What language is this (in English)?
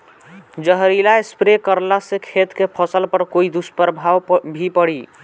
Bhojpuri